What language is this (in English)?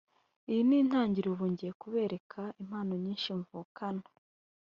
Kinyarwanda